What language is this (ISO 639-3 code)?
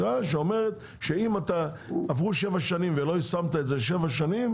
heb